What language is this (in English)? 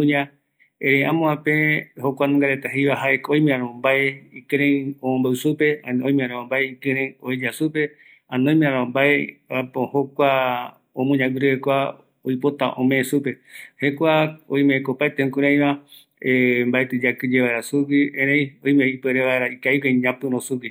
Eastern Bolivian Guaraní